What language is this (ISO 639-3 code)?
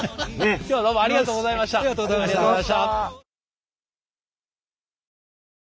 jpn